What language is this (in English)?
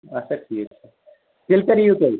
Kashmiri